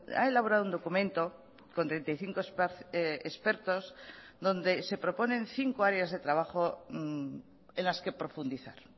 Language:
Spanish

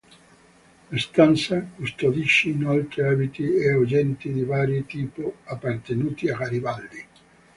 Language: Italian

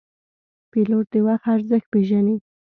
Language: Pashto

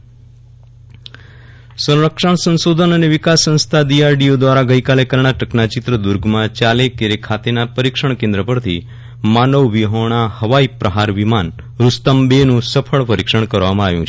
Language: Gujarati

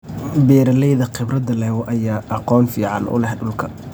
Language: Somali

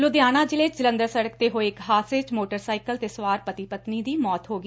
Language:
Punjabi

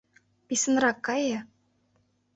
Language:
Mari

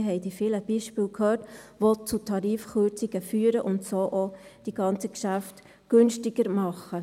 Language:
Swiss German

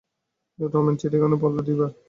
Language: Bangla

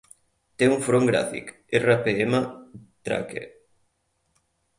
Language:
Catalan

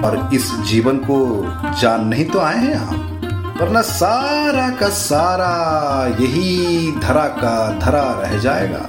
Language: Hindi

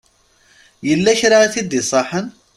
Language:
Kabyle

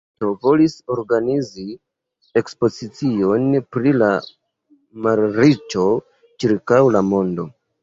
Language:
Esperanto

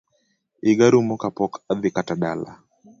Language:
Luo (Kenya and Tanzania)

